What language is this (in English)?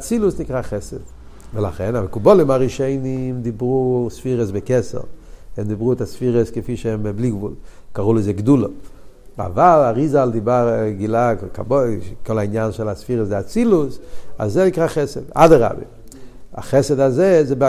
Hebrew